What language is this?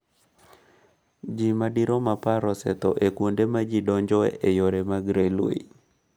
Luo (Kenya and Tanzania)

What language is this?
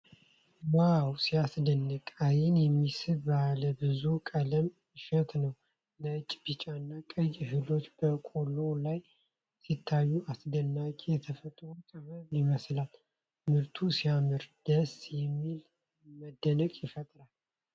Amharic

